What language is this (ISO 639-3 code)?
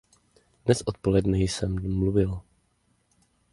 ces